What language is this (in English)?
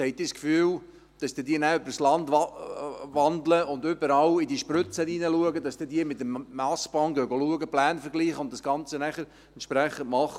Swiss German